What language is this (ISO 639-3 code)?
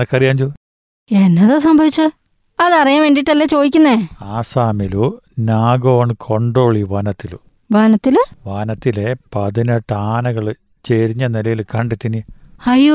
mal